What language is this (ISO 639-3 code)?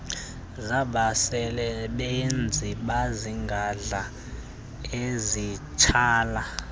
xho